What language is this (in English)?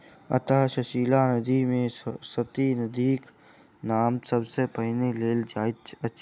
Maithili